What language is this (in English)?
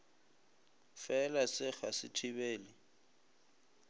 Northern Sotho